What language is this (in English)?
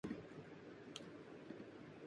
Urdu